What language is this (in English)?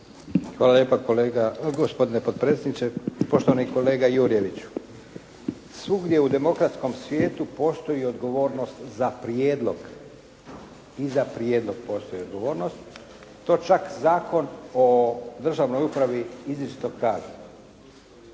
Croatian